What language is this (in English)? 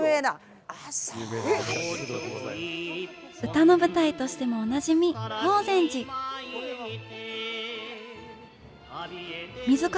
Japanese